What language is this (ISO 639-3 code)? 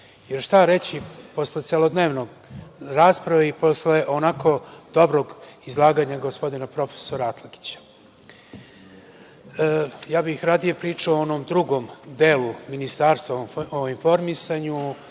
srp